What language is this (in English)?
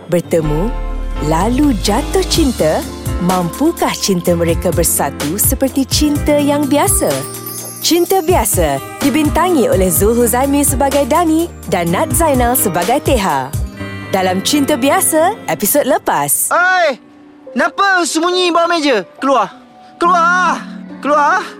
Malay